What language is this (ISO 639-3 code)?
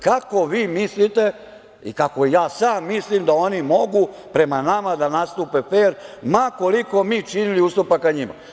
srp